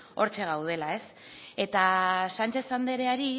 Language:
Basque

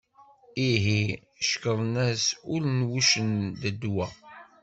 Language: Kabyle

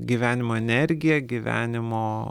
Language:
Lithuanian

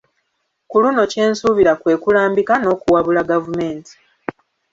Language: Ganda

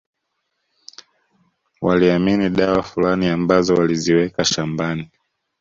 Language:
Swahili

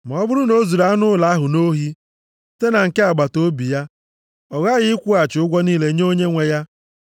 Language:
Igbo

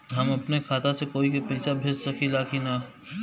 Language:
Bhojpuri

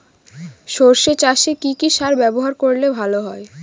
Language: Bangla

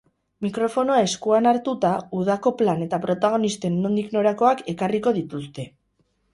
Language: Basque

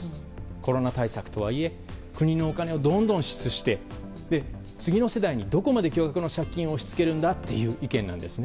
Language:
Japanese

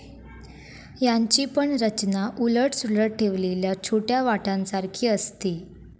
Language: Marathi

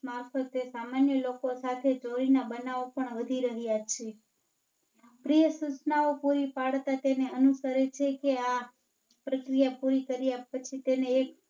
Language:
Gujarati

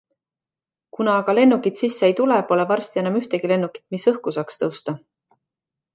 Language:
Estonian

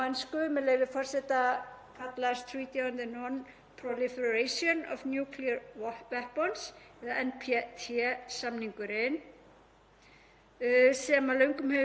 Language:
Icelandic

